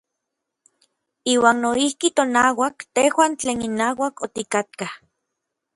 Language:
Orizaba Nahuatl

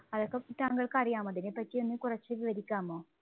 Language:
Malayalam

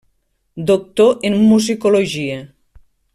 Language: Catalan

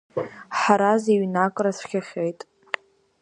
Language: Abkhazian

